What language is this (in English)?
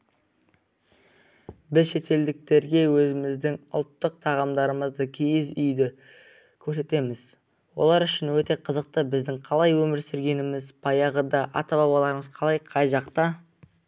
Kazakh